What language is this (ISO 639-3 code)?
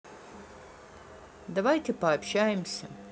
rus